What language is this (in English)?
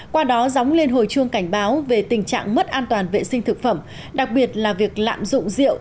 Vietnamese